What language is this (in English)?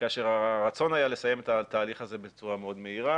Hebrew